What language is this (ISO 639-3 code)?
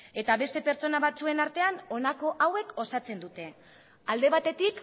eus